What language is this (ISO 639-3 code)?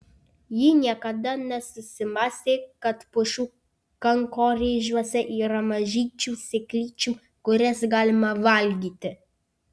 lit